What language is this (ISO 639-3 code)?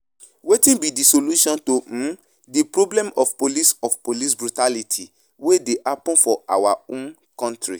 pcm